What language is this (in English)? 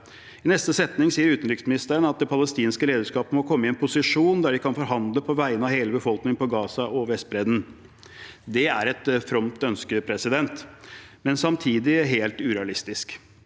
Norwegian